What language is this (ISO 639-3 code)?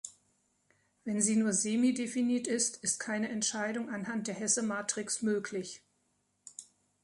deu